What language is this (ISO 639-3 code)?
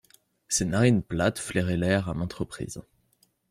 fra